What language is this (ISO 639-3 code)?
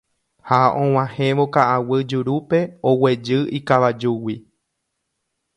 grn